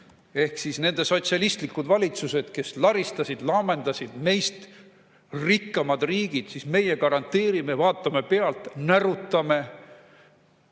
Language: Estonian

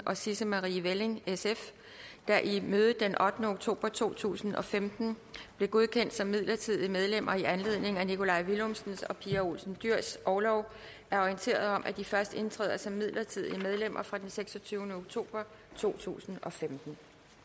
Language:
Danish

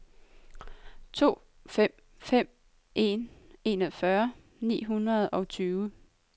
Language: Danish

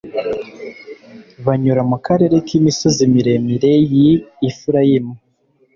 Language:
Kinyarwanda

